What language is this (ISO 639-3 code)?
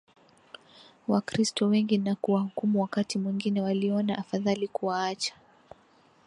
swa